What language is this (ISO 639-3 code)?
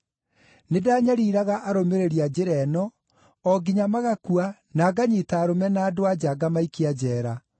kik